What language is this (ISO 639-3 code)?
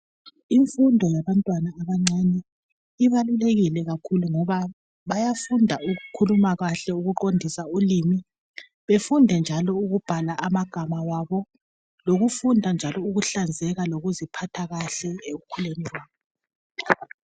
nde